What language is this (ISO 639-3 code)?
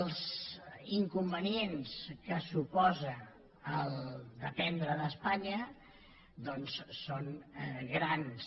cat